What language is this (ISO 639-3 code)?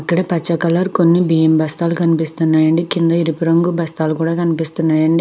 tel